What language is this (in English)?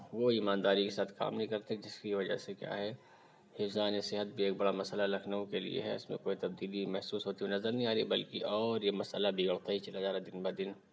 Urdu